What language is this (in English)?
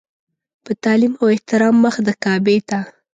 Pashto